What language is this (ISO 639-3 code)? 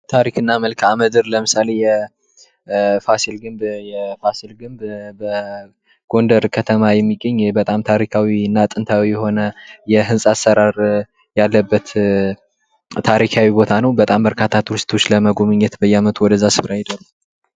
amh